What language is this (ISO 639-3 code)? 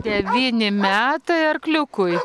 lit